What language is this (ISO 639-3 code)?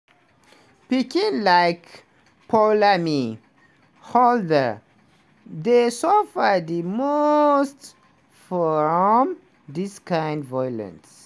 pcm